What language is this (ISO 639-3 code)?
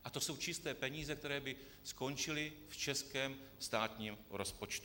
ces